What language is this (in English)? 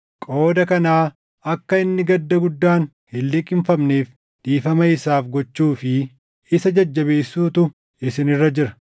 Oromo